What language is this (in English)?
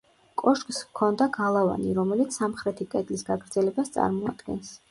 Georgian